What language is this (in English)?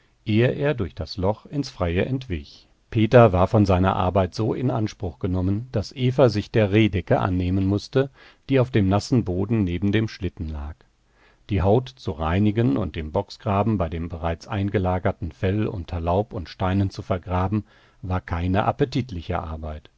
German